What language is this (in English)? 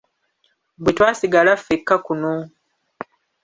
Ganda